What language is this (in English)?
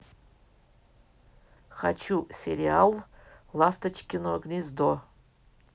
Russian